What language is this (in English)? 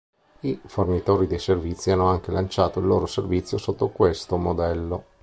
Italian